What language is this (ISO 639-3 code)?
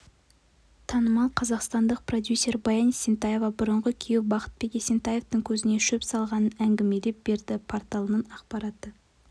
kaz